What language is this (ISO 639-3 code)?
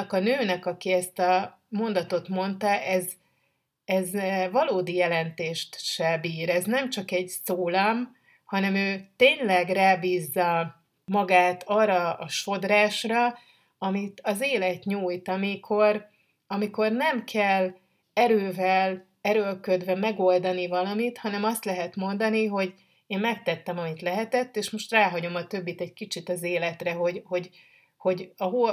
hun